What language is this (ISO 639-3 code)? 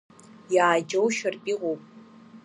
abk